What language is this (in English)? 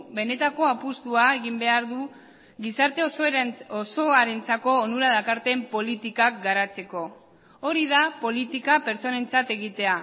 Basque